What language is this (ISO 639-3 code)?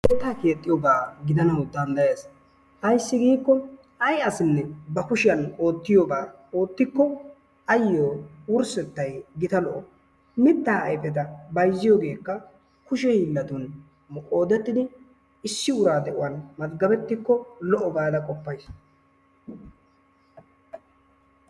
wal